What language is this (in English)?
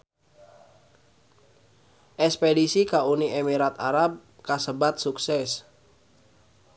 Sundanese